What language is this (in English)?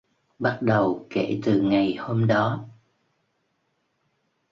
Vietnamese